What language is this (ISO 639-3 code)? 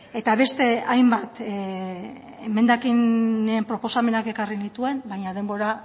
eus